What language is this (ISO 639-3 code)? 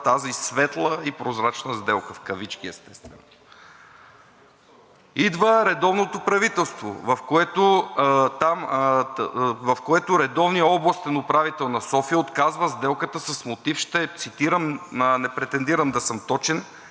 bul